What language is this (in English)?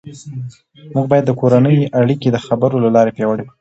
Pashto